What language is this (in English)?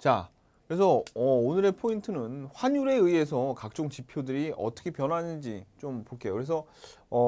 Korean